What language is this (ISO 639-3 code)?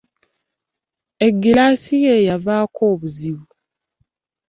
lug